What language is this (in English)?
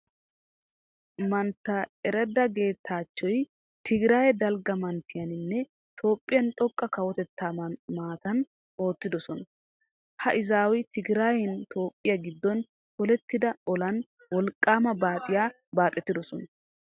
Wolaytta